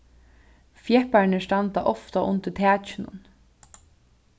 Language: Faroese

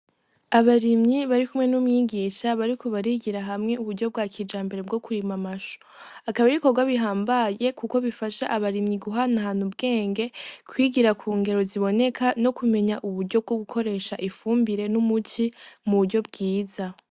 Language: Rundi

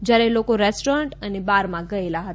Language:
Gujarati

